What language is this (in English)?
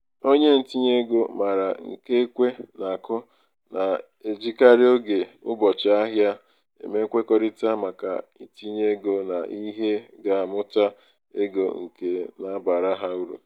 Igbo